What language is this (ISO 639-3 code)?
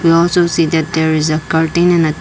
eng